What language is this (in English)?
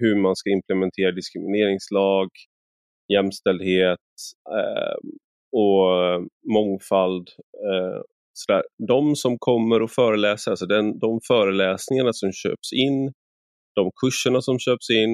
Swedish